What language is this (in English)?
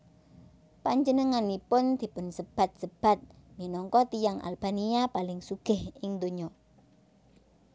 Javanese